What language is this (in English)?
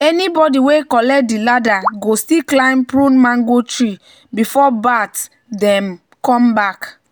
Nigerian Pidgin